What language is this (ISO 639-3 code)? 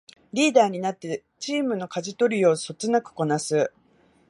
jpn